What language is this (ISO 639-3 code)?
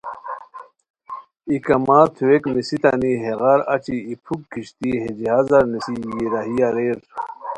khw